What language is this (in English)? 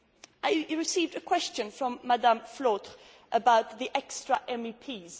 English